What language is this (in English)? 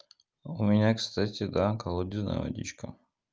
Russian